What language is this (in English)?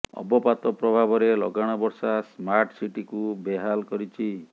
Odia